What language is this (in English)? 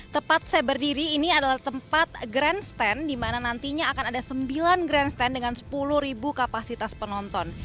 Indonesian